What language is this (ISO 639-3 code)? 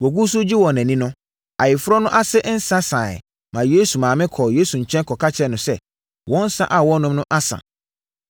aka